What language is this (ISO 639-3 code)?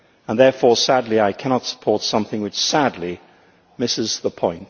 eng